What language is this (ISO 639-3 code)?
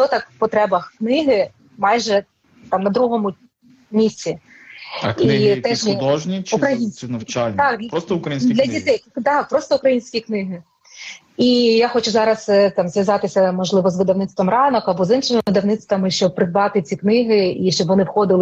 ukr